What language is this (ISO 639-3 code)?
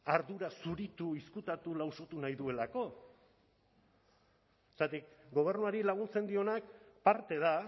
eus